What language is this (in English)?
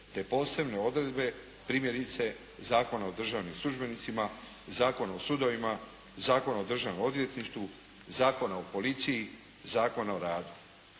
Croatian